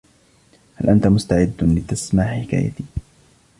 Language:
Arabic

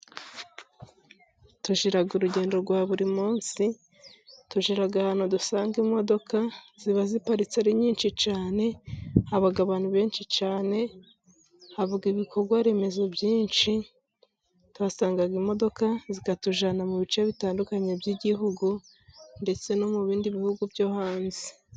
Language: Kinyarwanda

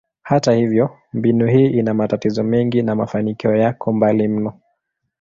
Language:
Swahili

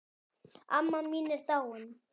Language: Icelandic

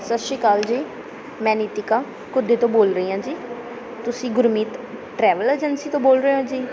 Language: Punjabi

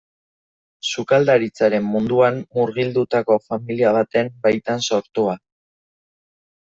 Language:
Basque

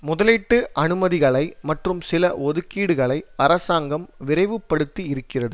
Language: Tamil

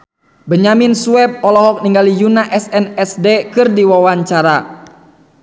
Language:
Sundanese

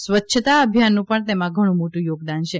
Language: Gujarati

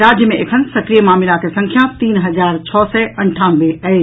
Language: Maithili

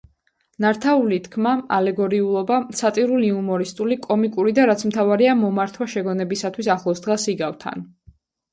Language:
Georgian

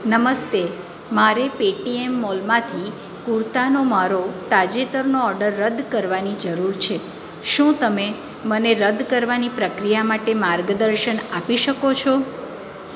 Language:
Gujarati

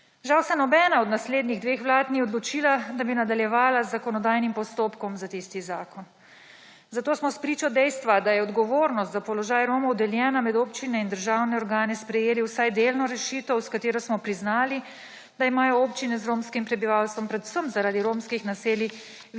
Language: Slovenian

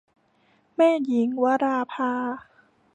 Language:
Thai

